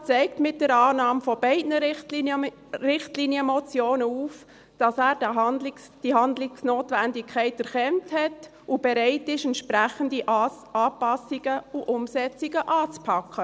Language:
Swiss German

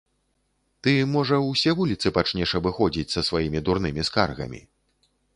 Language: Belarusian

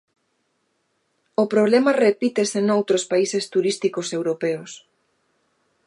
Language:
Galician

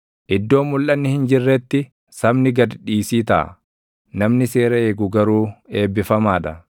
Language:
Oromo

